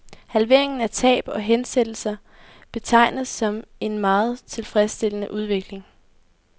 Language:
Danish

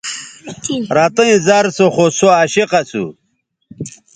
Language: Bateri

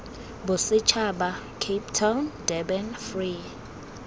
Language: Tswana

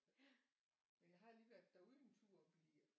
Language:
Danish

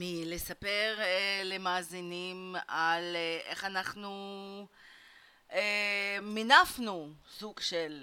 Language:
Hebrew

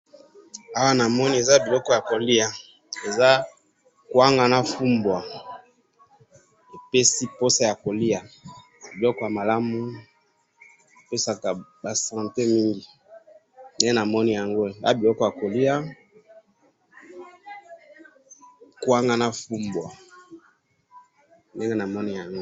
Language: Lingala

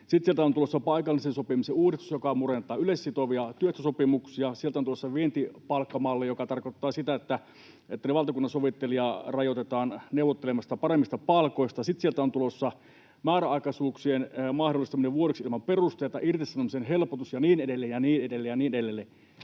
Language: Finnish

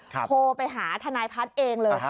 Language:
Thai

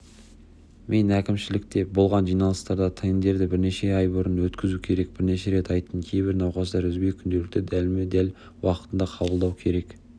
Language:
Kazakh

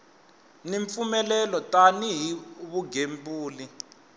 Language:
Tsonga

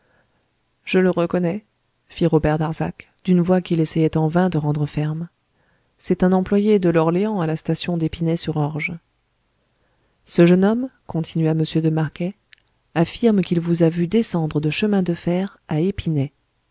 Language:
French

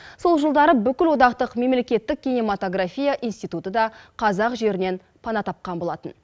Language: Kazakh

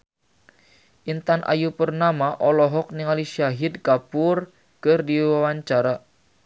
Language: Sundanese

